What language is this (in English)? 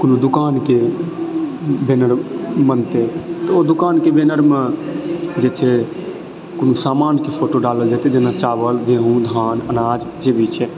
Maithili